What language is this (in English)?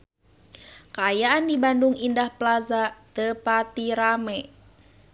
Sundanese